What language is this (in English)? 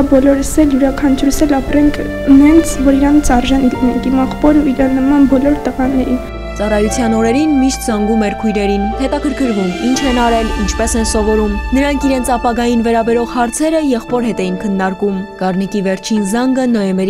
Turkish